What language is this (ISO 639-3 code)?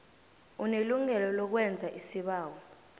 nbl